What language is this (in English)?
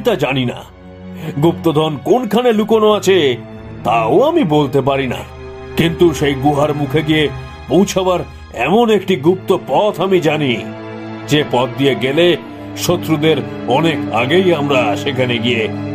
Bangla